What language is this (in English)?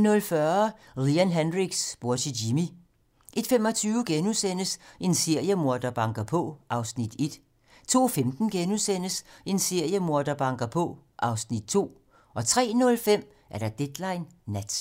Danish